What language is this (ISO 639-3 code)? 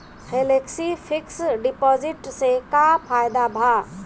bho